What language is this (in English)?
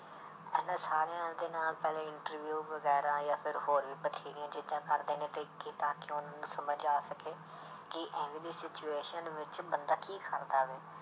Punjabi